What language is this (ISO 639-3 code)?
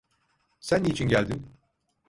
tur